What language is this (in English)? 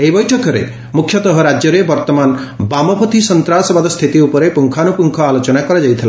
Odia